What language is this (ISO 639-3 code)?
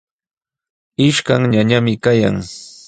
qws